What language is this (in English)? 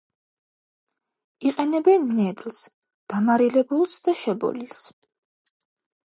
Georgian